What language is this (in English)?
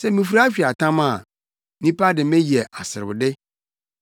Akan